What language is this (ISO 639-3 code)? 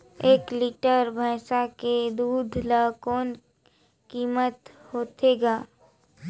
hne